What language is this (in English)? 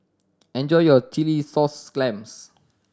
English